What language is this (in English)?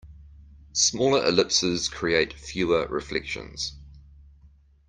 English